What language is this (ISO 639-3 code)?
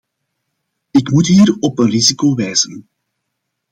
nld